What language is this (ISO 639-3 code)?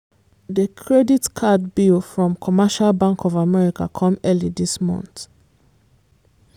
pcm